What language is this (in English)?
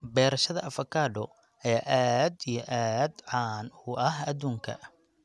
Somali